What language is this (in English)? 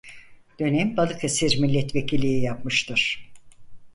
Turkish